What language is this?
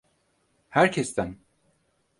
Turkish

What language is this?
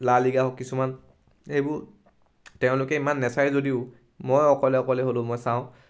Assamese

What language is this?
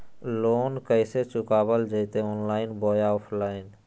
Magahi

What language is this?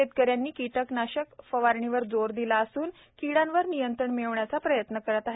Marathi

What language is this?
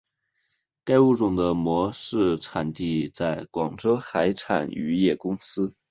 Chinese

